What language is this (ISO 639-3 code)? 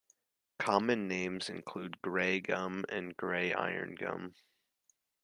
eng